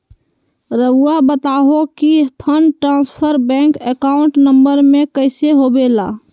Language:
Magahi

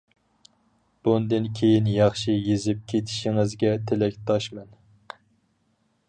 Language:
Uyghur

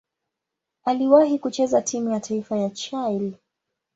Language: Swahili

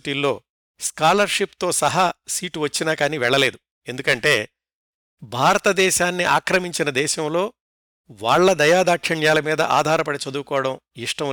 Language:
Telugu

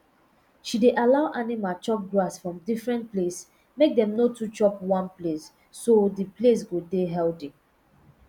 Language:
Nigerian Pidgin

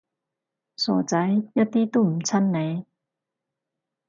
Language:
Cantonese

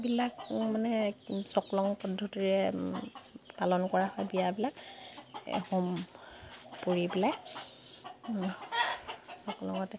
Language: Assamese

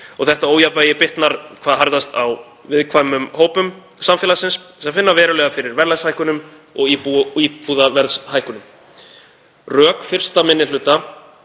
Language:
Icelandic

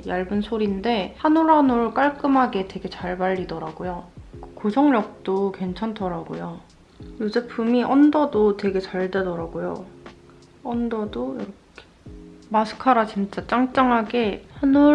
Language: Korean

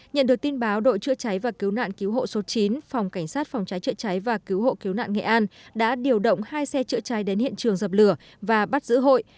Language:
Vietnamese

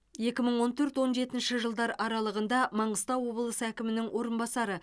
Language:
Kazakh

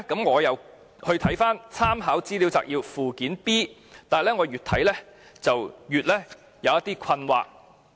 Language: Cantonese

